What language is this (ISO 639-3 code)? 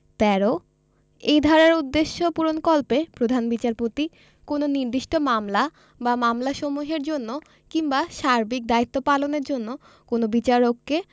ben